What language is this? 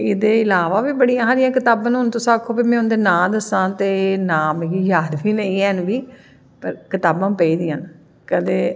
Dogri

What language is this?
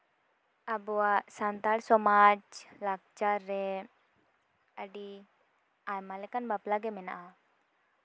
Santali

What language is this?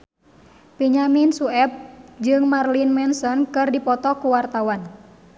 Sundanese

